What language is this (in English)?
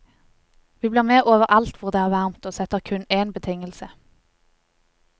Norwegian